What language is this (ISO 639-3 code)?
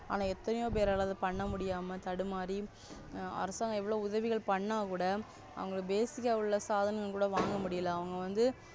tam